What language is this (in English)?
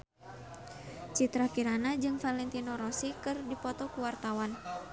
Sundanese